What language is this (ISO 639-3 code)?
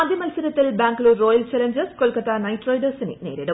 mal